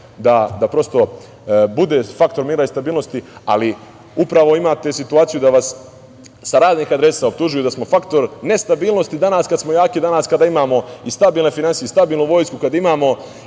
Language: Serbian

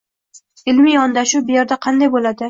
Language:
Uzbek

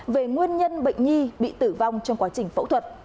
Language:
Vietnamese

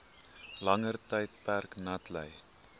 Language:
Afrikaans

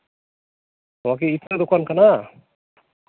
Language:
Santali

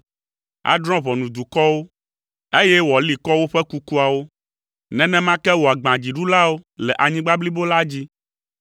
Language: Ewe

